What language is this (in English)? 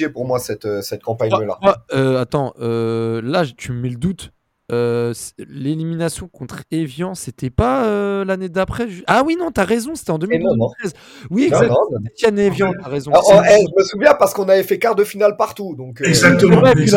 French